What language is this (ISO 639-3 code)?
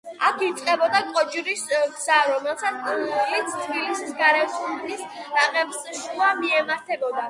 kat